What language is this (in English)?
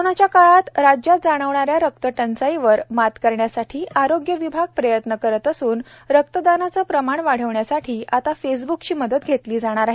Marathi